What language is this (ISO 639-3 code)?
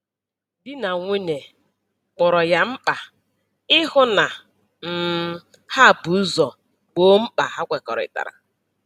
ibo